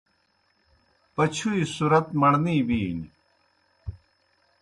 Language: Kohistani Shina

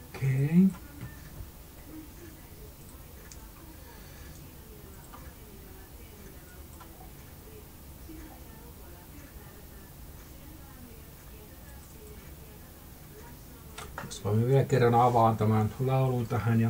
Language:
Finnish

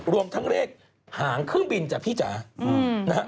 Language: Thai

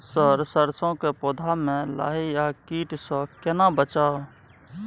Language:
Maithili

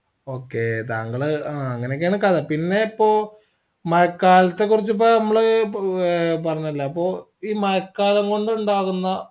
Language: Malayalam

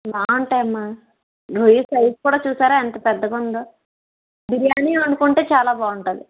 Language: Telugu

